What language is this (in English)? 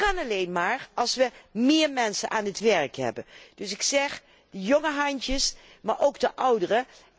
Dutch